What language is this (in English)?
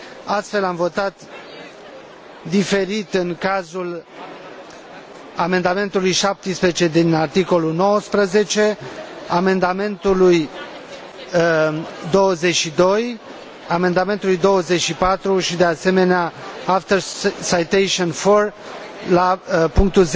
Romanian